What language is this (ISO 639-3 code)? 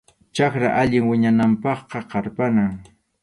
qxu